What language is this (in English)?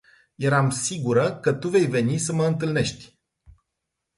Romanian